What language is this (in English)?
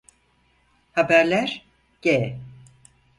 Turkish